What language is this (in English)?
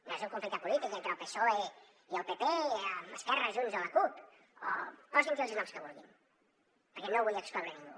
Catalan